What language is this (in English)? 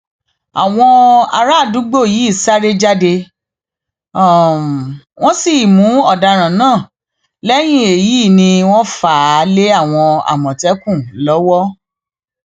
Yoruba